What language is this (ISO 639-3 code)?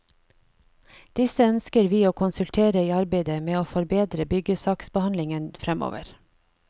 nor